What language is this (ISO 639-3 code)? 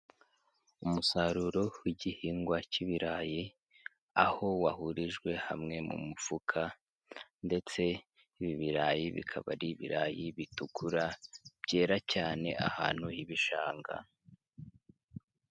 kin